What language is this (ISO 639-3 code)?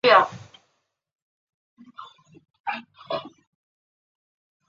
zho